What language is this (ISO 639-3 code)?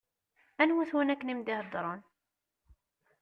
kab